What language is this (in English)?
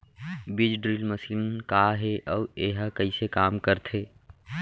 Chhattisgarhi